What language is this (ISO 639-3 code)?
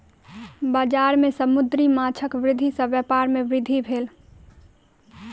mai